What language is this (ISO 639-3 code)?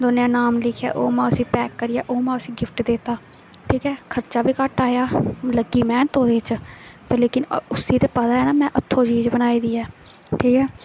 doi